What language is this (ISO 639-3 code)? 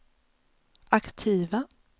swe